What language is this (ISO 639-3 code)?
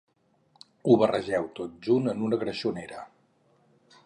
cat